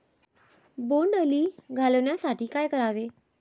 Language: Marathi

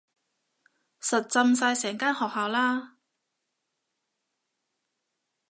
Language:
Cantonese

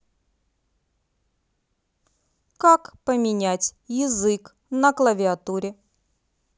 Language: Russian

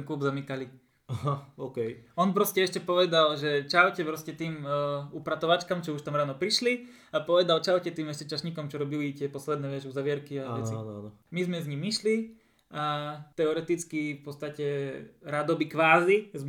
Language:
Slovak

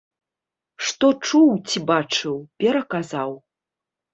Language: Belarusian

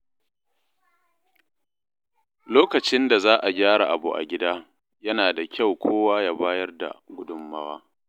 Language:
Hausa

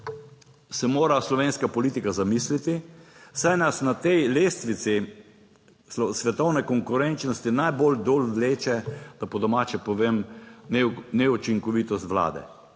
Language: Slovenian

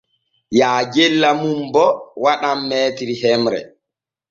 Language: Borgu Fulfulde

